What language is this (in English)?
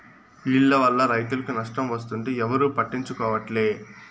Telugu